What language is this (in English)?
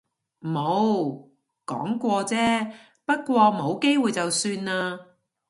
Cantonese